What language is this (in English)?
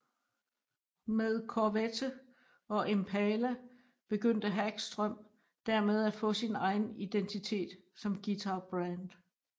Danish